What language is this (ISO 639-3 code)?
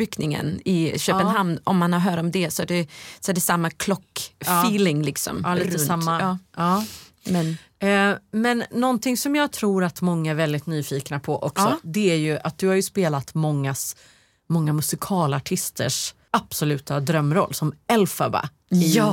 swe